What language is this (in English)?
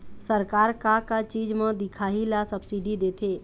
Chhattisgarhi